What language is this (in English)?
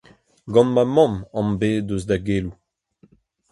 Breton